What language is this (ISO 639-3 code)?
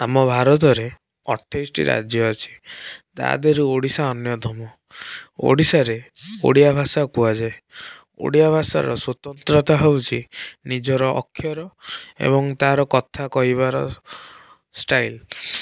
ori